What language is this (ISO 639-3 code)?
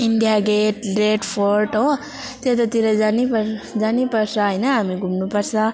nep